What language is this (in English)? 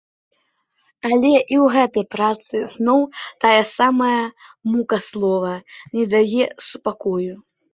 Belarusian